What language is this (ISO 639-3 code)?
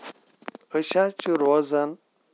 kas